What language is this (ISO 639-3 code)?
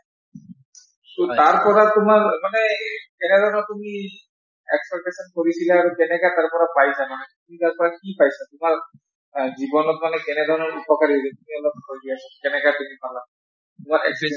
asm